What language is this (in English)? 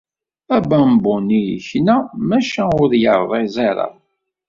Kabyle